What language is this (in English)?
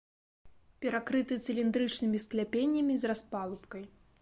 Belarusian